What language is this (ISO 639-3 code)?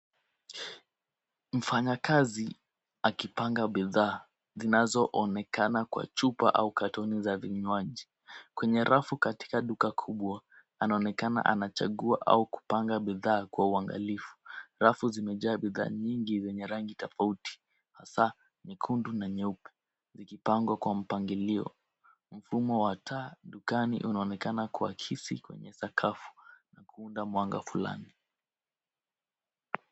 swa